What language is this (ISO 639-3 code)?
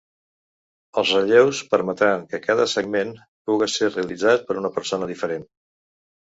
cat